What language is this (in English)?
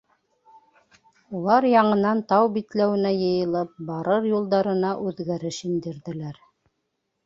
Bashkir